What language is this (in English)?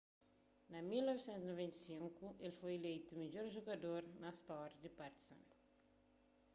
Kabuverdianu